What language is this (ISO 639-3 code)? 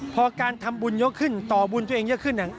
tha